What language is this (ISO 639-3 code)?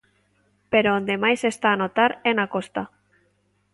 glg